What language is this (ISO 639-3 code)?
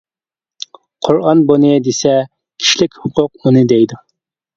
uig